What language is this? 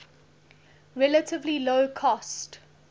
English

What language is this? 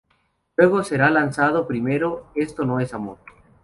Spanish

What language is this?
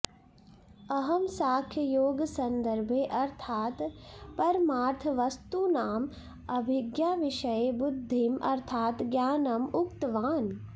Sanskrit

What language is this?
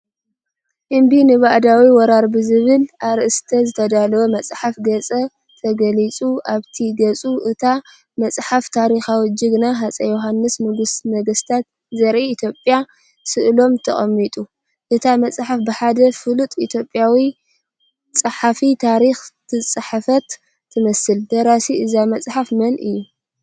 Tigrinya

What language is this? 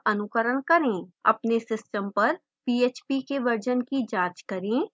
Hindi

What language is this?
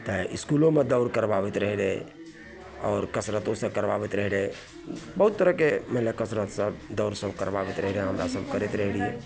Maithili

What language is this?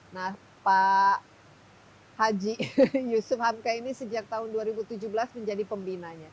Indonesian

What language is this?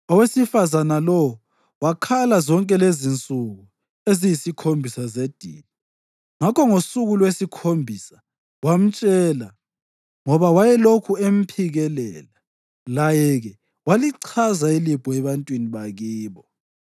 North Ndebele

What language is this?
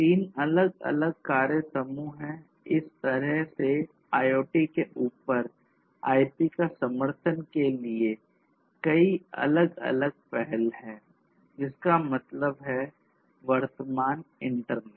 Hindi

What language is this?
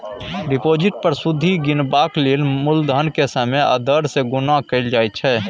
Maithili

